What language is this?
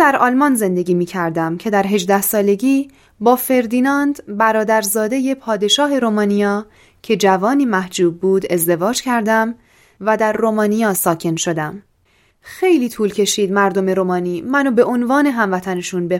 Persian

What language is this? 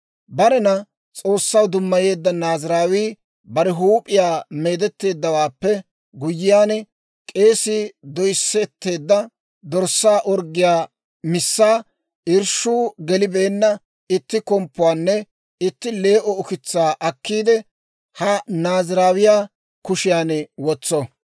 Dawro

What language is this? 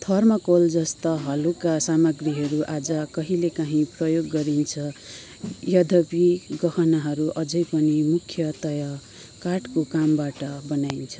Nepali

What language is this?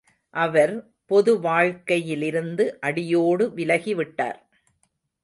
Tamil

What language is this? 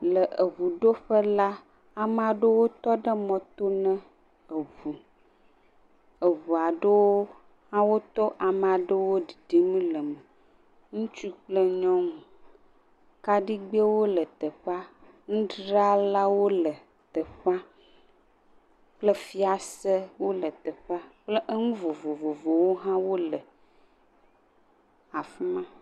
Ewe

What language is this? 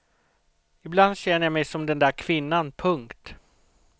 Swedish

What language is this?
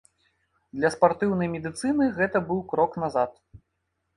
Belarusian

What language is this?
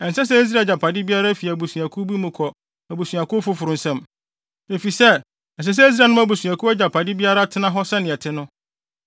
Akan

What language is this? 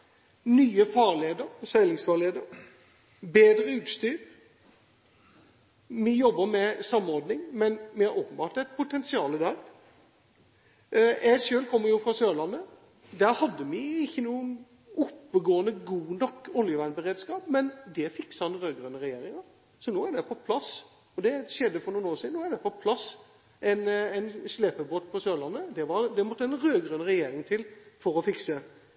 Norwegian Bokmål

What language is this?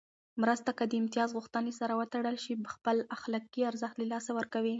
Pashto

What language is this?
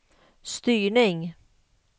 Swedish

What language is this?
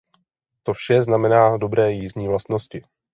Czech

